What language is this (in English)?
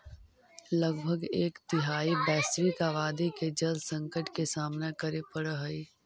Magahi